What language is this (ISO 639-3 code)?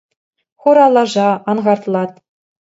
chv